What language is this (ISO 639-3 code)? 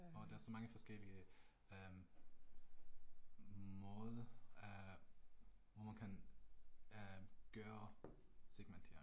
dan